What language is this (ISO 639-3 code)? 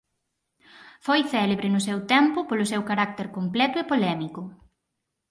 glg